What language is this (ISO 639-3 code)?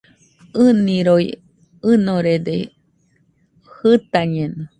hux